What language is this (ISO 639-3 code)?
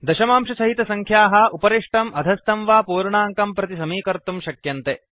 san